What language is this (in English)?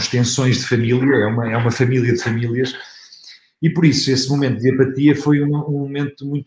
Portuguese